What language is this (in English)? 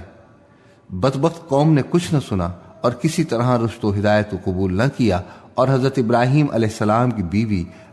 Urdu